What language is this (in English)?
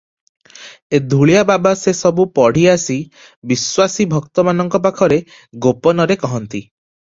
Odia